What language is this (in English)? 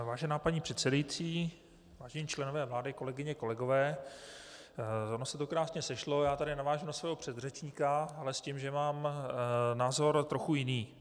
Czech